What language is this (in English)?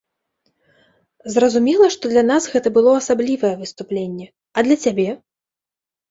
Belarusian